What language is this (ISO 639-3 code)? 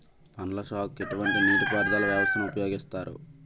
tel